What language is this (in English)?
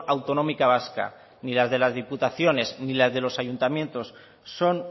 Spanish